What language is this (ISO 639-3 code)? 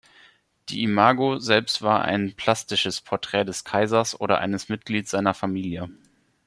deu